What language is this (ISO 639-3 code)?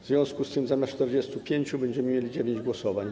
pol